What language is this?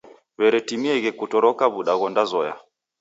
Taita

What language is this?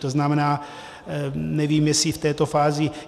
Czech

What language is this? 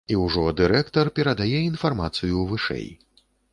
Belarusian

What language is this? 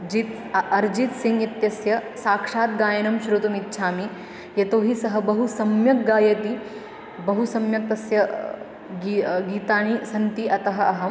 Sanskrit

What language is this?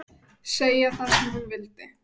Icelandic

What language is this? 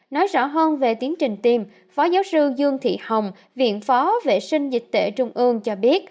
Vietnamese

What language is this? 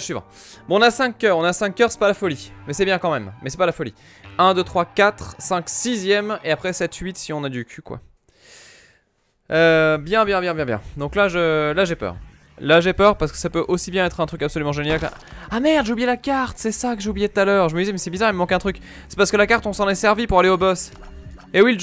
French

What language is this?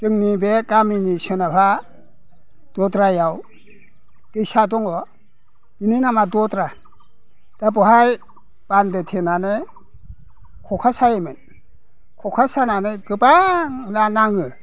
Bodo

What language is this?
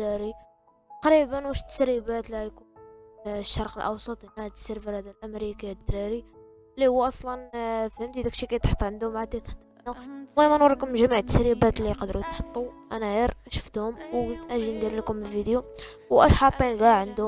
Arabic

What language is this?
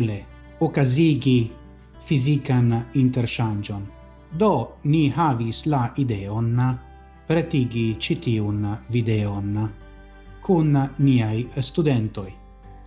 Italian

